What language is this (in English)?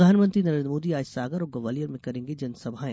Hindi